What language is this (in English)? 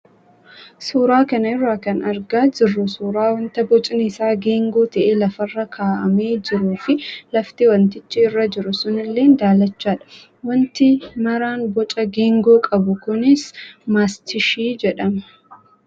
Oromo